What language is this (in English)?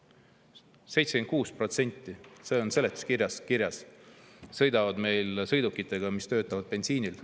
Estonian